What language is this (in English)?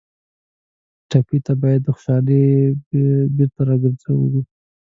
Pashto